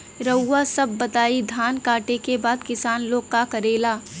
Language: Bhojpuri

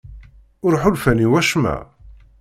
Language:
Kabyle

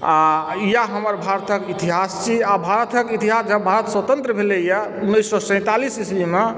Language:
Maithili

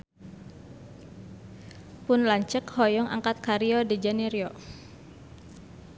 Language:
Sundanese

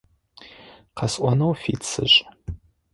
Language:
Adyghe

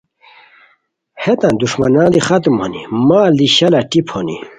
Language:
Khowar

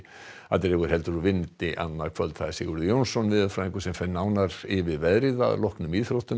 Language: Icelandic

